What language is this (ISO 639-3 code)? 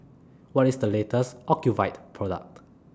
eng